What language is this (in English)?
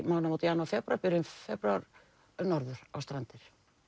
Icelandic